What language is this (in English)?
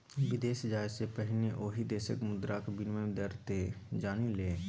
Maithili